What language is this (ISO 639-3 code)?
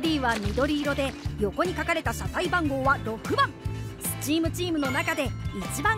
jpn